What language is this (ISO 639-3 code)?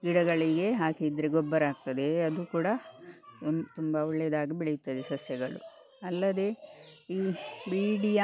kan